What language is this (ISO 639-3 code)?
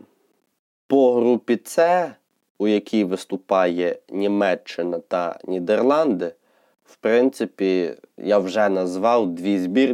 ukr